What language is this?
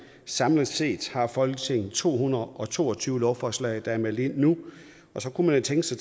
Danish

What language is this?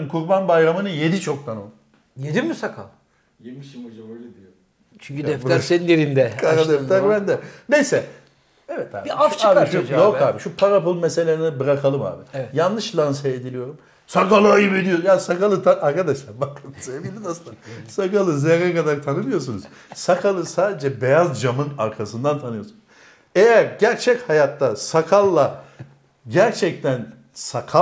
Turkish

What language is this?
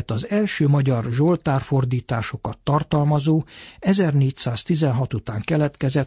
Hungarian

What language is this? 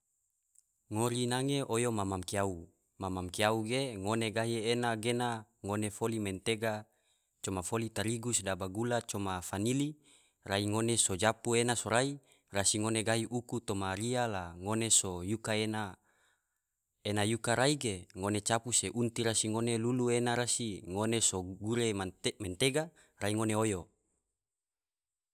Tidore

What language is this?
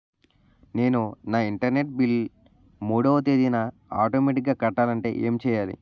Telugu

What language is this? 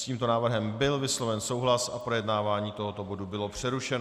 Czech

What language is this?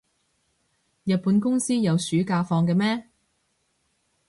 Cantonese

